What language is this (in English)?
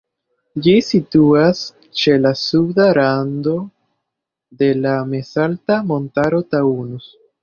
Esperanto